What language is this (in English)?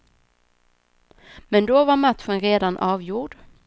Swedish